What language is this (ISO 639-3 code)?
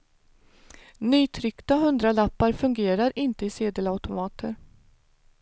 swe